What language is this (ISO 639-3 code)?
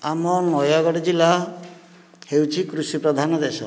ori